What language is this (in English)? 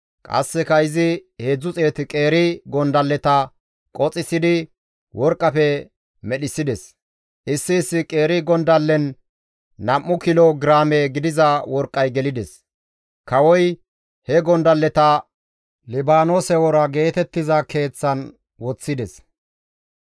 Gamo